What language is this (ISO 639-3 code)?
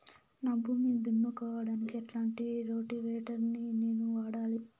tel